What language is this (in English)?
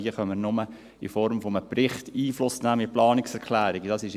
Swiss German